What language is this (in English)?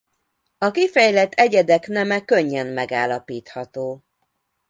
Hungarian